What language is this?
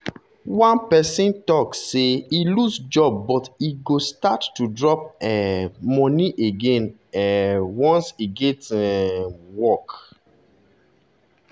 Nigerian Pidgin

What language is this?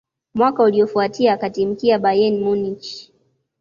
Swahili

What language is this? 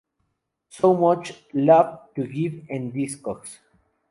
Spanish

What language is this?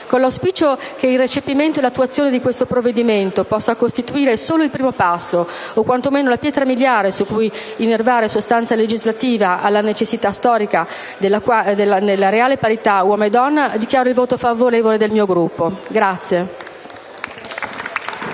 Italian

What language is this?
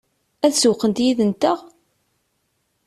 Kabyle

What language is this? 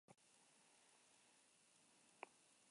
Basque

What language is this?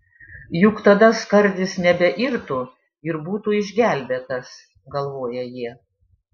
Lithuanian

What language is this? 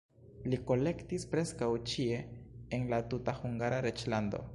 Esperanto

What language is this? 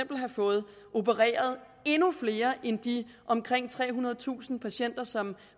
Danish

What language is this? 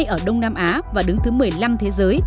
Vietnamese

